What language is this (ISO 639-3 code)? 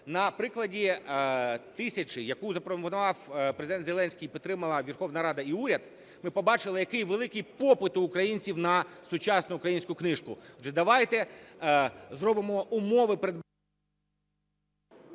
ukr